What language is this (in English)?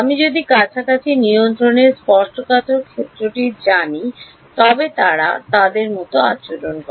Bangla